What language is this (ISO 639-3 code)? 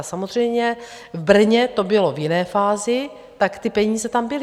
ces